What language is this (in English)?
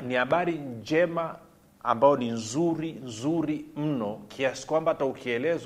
Swahili